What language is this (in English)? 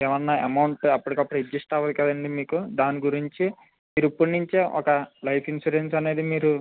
Telugu